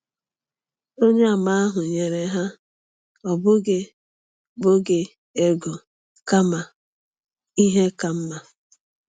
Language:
Igbo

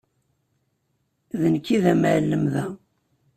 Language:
Kabyle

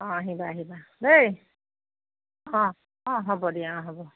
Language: Assamese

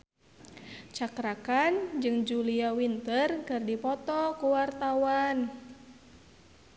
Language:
Sundanese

